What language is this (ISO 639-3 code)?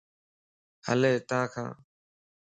lss